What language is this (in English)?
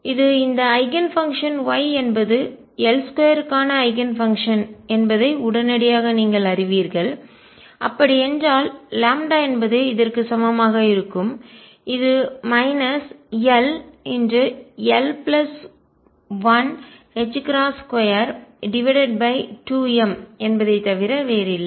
Tamil